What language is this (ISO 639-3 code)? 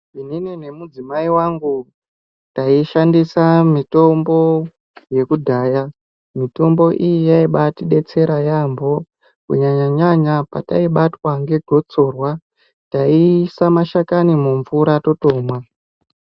ndc